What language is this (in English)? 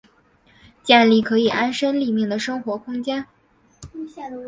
Chinese